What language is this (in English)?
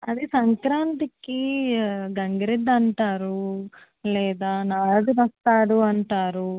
Telugu